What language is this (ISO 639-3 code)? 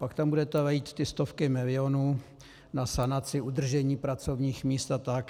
ces